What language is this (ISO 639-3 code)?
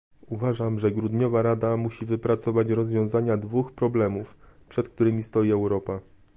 pol